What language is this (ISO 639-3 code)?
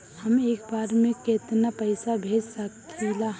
bho